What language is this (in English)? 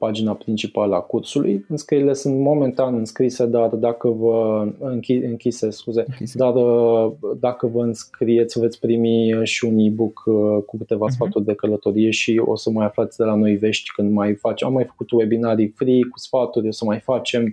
Romanian